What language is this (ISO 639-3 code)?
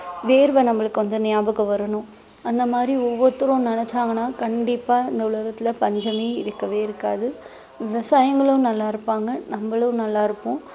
tam